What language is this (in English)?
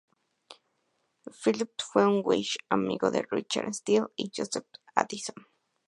Spanish